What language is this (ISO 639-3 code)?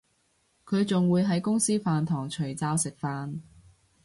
yue